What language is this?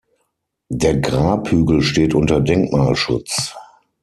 German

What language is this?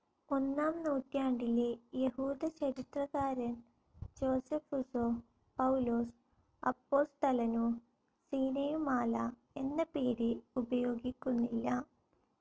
Malayalam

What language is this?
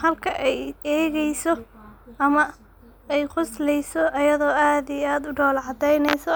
Somali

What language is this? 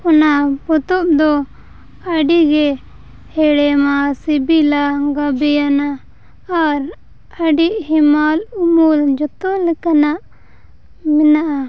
Santali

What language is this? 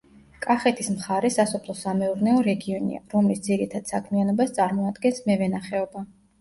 Georgian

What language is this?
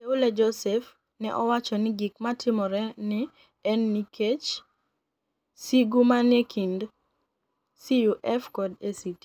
Luo (Kenya and Tanzania)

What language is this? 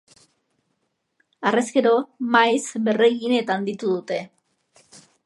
Basque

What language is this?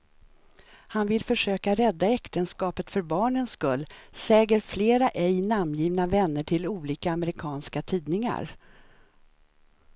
Swedish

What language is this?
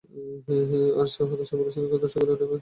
Bangla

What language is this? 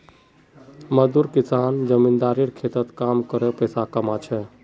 Magahi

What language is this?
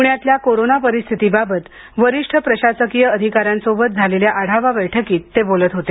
Marathi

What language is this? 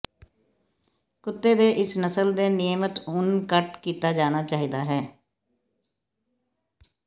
Punjabi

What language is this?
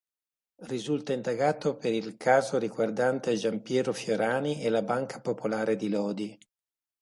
Italian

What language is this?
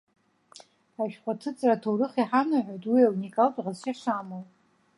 Abkhazian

